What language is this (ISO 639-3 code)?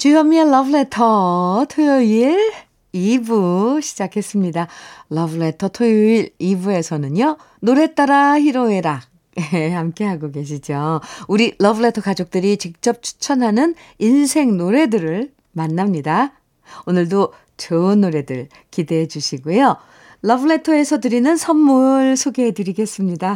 kor